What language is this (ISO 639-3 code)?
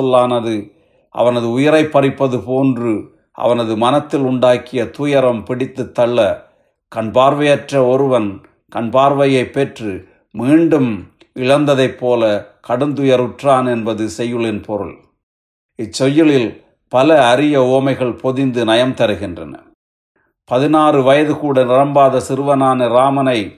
tam